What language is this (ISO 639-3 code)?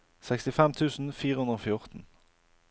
nor